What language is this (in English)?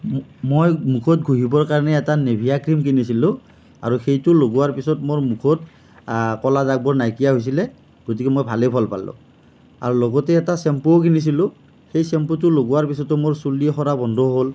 Assamese